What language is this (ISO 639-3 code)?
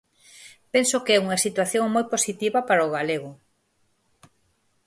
glg